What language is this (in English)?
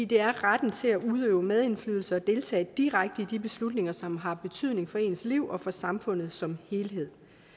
Danish